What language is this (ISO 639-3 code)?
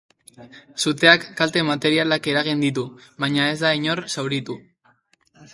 eus